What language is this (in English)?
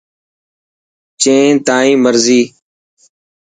Dhatki